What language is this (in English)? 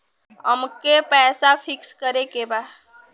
Bhojpuri